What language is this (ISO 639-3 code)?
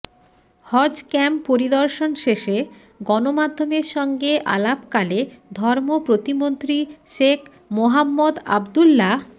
ben